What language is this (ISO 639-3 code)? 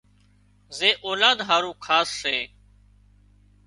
kxp